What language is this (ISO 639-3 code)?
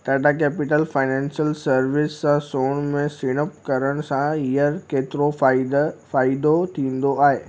snd